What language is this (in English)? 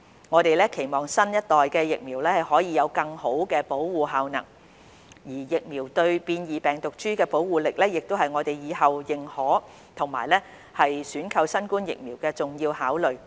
Cantonese